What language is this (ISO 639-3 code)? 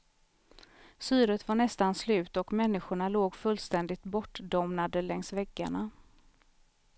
swe